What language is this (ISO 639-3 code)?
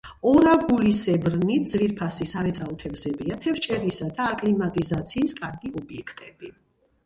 kat